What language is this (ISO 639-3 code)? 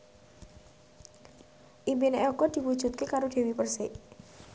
jav